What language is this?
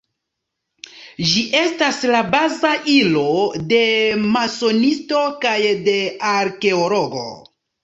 Esperanto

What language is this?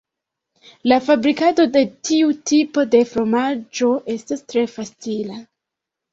Esperanto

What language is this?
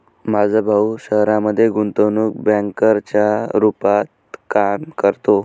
Marathi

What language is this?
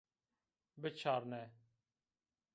Zaza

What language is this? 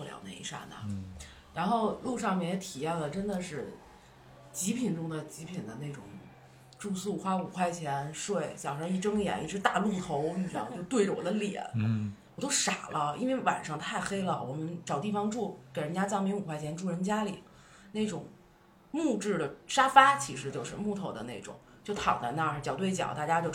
Chinese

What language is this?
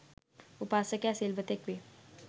Sinhala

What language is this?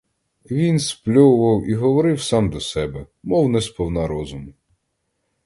Ukrainian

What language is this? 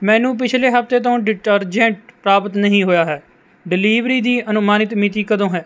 Punjabi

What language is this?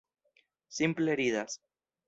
Esperanto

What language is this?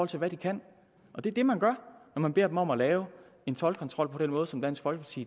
Danish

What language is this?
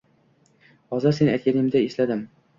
Uzbek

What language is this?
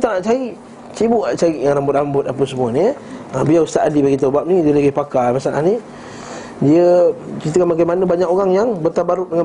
Malay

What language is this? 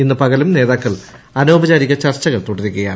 Malayalam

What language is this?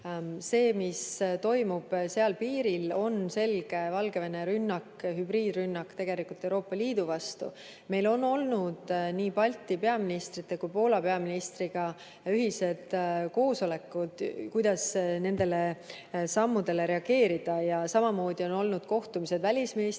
Estonian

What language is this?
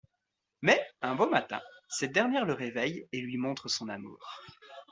French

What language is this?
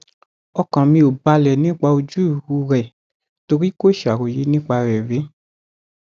Yoruba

